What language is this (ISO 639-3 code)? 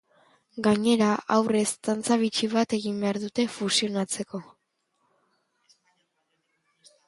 eus